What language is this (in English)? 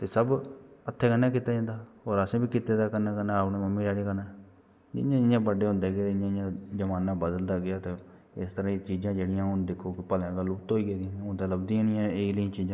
Dogri